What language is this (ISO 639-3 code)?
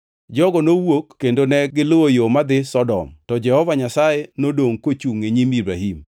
luo